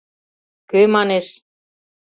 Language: Mari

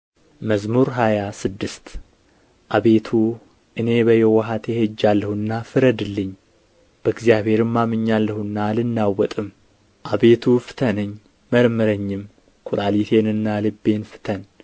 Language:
Amharic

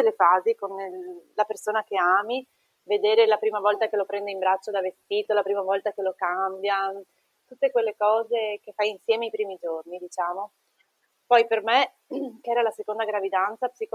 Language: Italian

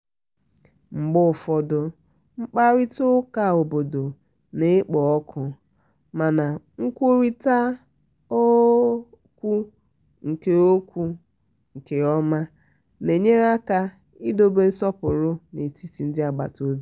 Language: Igbo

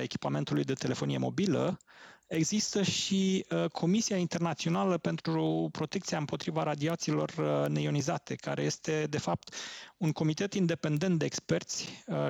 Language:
Romanian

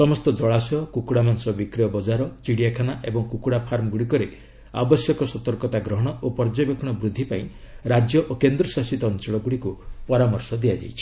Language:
Odia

